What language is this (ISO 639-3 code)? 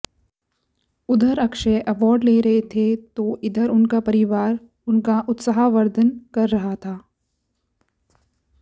hin